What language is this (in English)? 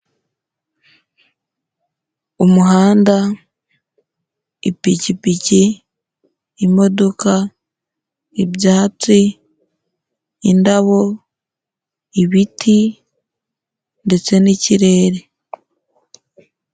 Kinyarwanda